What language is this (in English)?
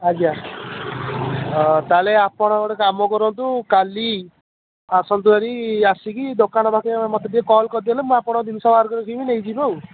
Odia